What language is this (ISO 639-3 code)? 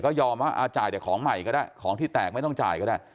tha